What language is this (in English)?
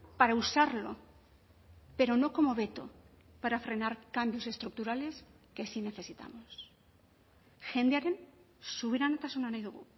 Spanish